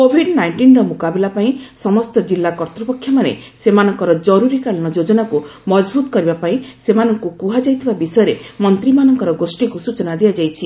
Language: Odia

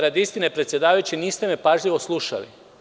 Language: Serbian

